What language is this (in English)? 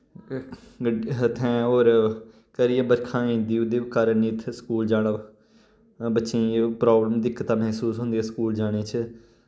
Dogri